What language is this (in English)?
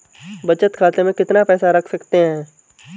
Hindi